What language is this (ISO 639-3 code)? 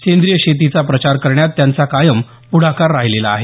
mar